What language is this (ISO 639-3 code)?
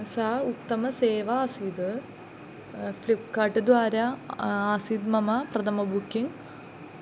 san